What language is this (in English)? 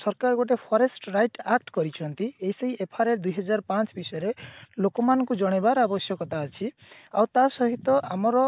Odia